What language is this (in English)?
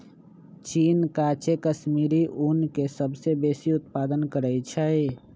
Magahi